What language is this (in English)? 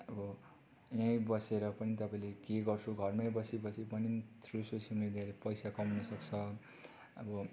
Nepali